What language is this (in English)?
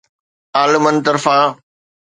Sindhi